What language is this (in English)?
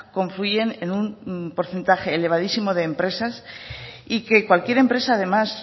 Spanish